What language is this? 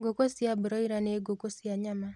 Kikuyu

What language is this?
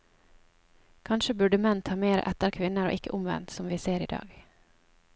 Norwegian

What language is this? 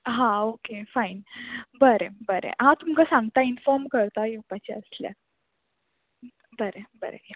Konkani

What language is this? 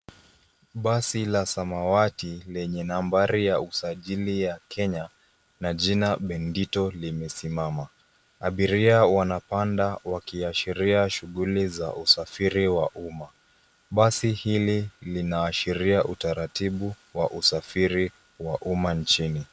Swahili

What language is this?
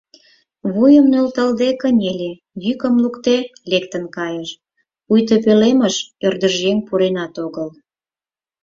Mari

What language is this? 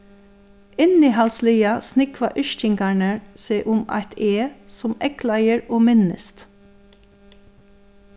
Faroese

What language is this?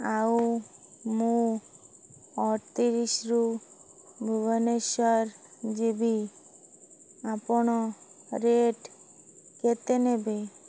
Odia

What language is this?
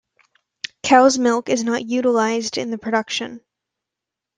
English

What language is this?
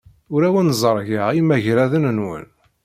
Kabyle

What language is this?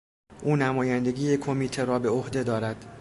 Persian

